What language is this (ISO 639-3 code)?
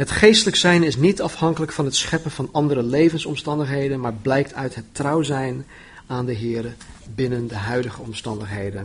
nld